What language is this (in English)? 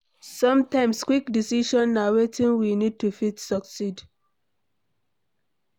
Nigerian Pidgin